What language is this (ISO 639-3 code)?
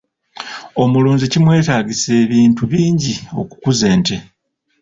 lug